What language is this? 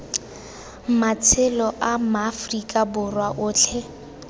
Tswana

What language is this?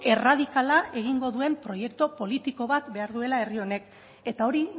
Basque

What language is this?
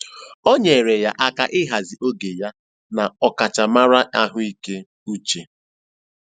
Igbo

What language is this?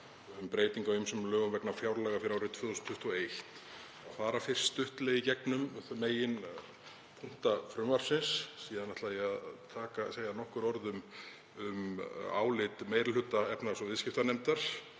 Icelandic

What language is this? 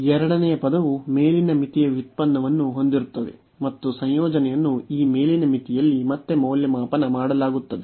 Kannada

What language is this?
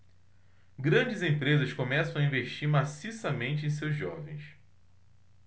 Portuguese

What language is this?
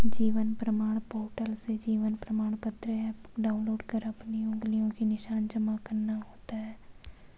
Hindi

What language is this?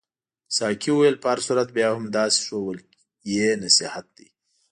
Pashto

